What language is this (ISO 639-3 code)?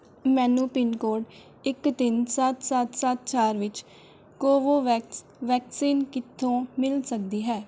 pan